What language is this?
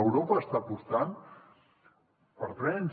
Catalan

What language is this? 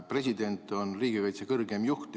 Estonian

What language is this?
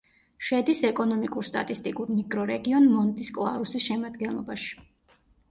Georgian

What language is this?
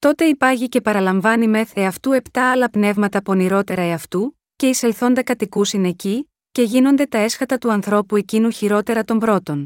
Greek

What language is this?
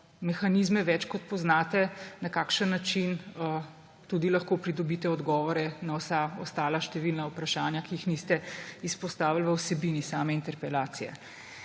Slovenian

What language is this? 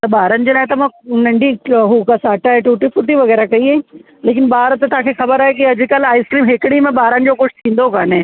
Sindhi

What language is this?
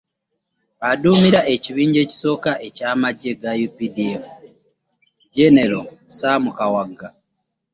Ganda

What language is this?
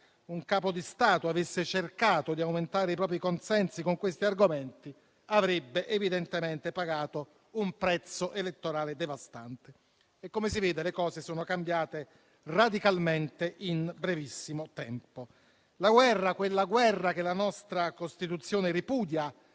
Italian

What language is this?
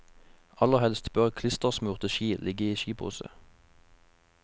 Norwegian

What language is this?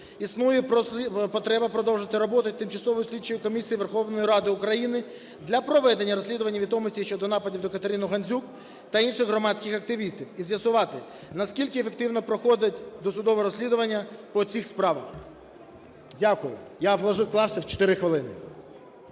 Ukrainian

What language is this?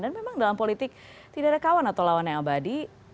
Indonesian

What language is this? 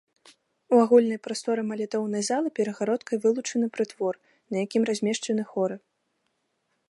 Belarusian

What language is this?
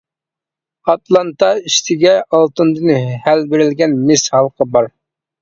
Uyghur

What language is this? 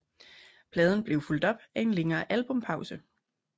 Danish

